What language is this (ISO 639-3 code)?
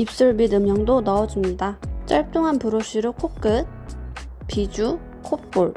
kor